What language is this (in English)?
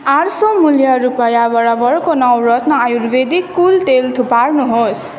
Nepali